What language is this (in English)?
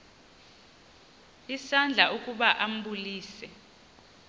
Xhosa